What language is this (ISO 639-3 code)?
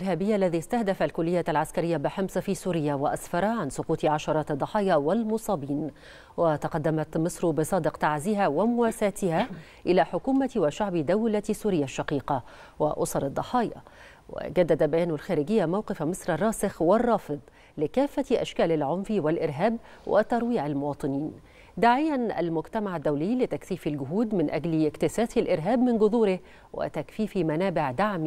ara